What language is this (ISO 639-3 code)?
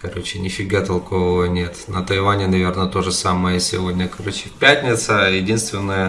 rus